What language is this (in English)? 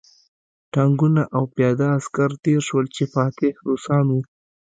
Pashto